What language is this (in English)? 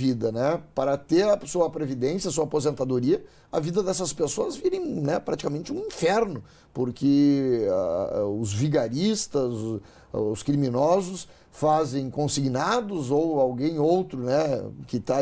Portuguese